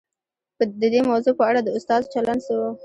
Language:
Pashto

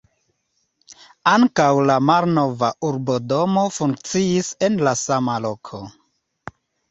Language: Esperanto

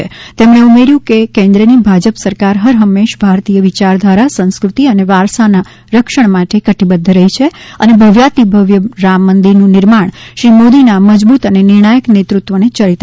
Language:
Gujarati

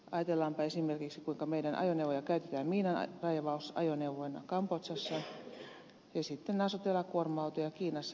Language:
Finnish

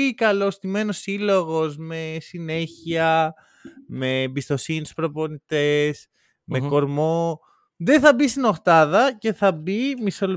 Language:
Greek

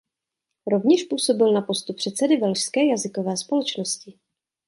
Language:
Czech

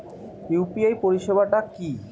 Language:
Bangla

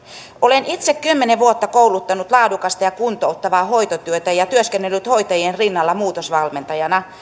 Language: Finnish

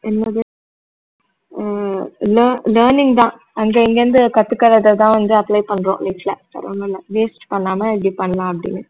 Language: Tamil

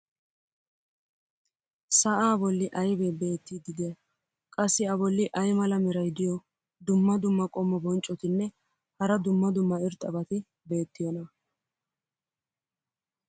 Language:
Wolaytta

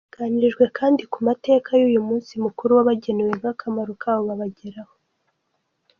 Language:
Kinyarwanda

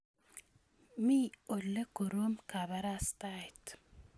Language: Kalenjin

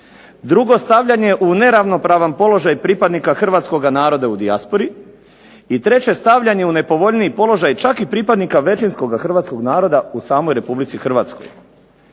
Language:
Croatian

